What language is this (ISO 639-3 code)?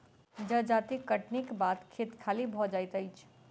mai